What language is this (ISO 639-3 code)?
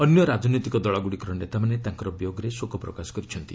ori